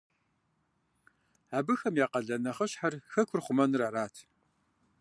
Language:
Kabardian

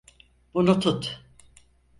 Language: Turkish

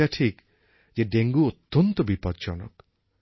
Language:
Bangla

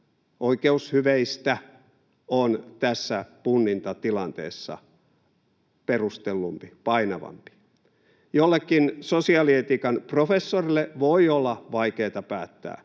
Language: Finnish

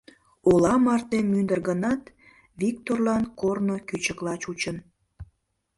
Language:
Mari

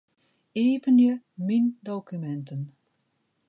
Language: Western Frisian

